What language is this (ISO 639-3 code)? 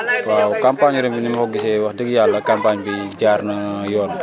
wol